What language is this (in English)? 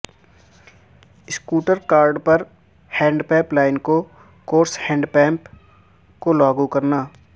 Urdu